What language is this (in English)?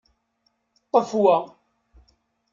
Kabyle